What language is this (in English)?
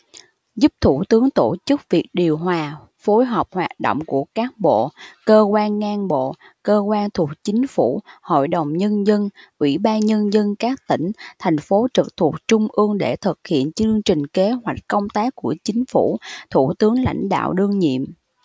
Vietnamese